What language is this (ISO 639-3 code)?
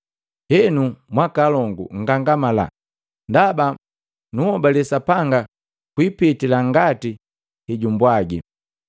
mgv